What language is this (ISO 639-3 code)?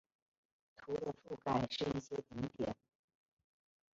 zho